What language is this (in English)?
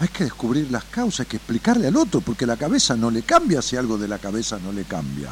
Spanish